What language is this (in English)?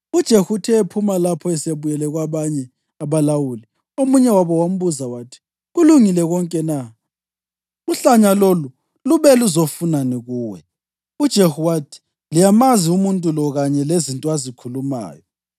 North Ndebele